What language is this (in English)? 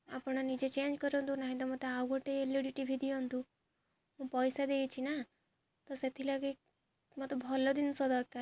Odia